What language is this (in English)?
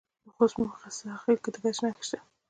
Pashto